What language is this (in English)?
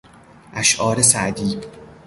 Persian